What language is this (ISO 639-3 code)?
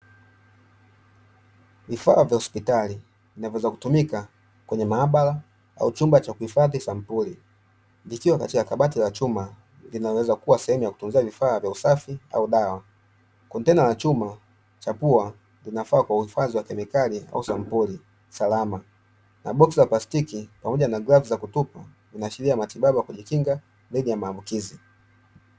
swa